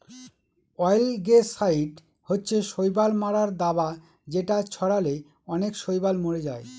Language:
Bangla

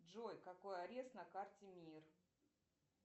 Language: Russian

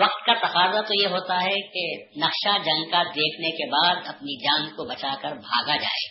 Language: Urdu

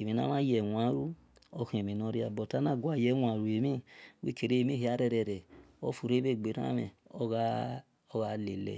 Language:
Esan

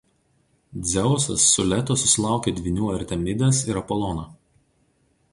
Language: Lithuanian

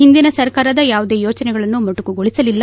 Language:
Kannada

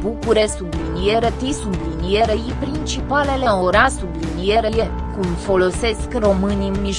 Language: Romanian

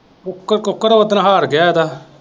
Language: Punjabi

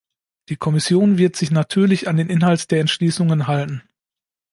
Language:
German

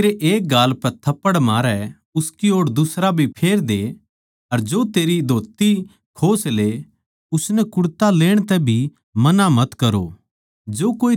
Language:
Haryanvi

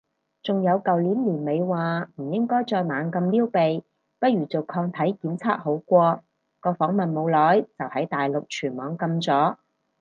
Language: Cantonese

